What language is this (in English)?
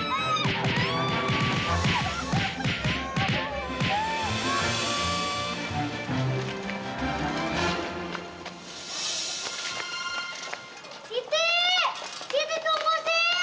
Indonesian